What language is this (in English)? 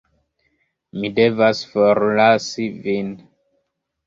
Esperanto